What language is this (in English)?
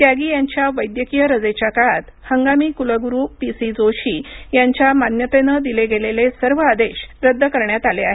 Marathi